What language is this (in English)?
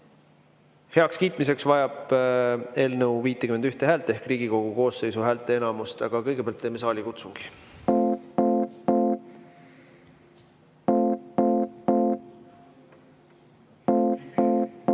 Estonian